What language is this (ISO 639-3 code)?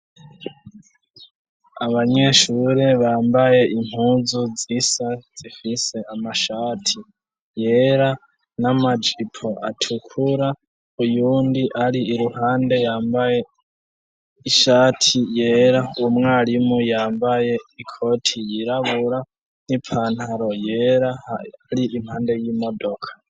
run